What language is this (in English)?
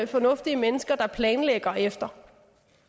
Danish